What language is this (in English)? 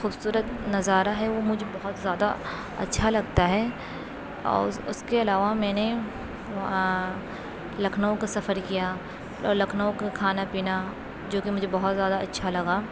Urdu